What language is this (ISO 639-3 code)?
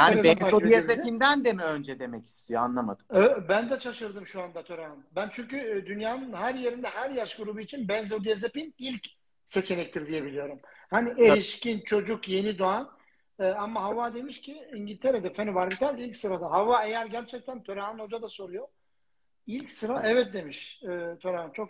tur